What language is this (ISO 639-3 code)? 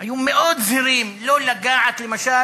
heb